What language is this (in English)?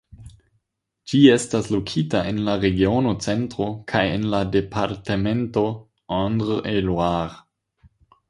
Esperanto